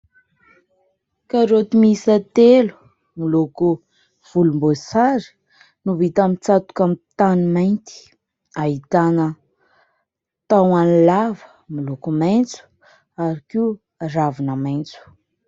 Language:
Malagasy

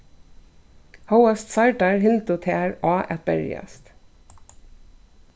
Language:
Faroese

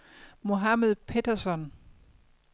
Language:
Danish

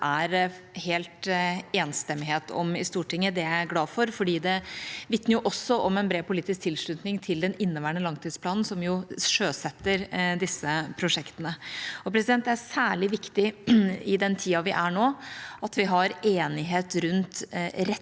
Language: Norwegian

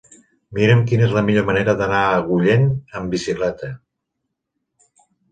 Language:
Catalan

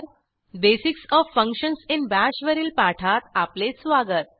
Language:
Marathi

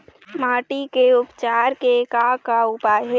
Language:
Chhattisgarhi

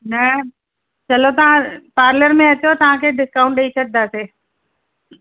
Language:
Sindhi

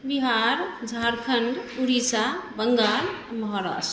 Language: Maithili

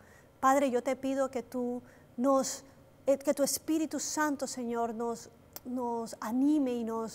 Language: Spanish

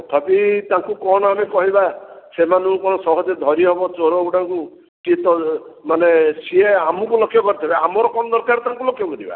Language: Odia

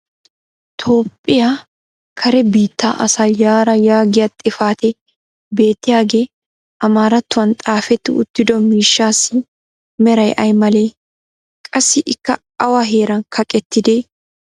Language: Wolaytta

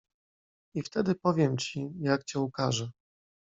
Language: Polish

